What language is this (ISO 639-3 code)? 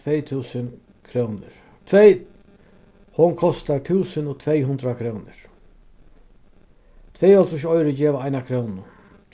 fao